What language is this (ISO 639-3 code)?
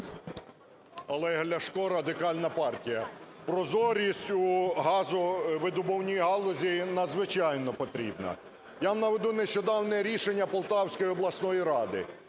ukr